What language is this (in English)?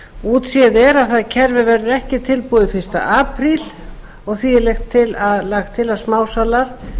Icelandic